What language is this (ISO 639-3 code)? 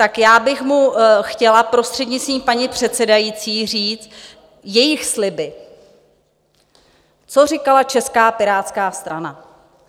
ces